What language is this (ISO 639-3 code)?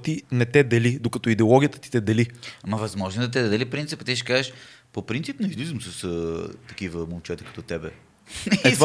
bul